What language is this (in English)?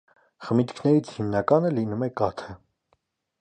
Armenian